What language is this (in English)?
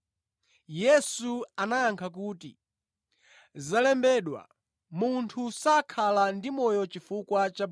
Nyanja